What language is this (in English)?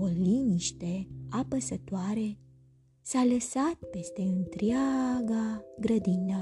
Romanian